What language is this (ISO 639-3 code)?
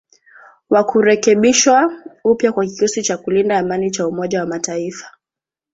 swa